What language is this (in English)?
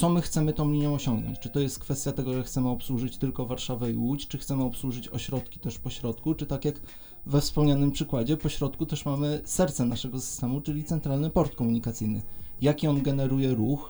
Polish